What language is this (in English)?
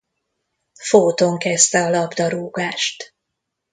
Hungarian